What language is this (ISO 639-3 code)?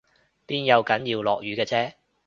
yue